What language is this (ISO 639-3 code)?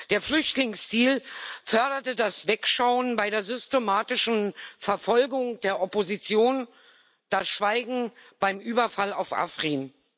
deu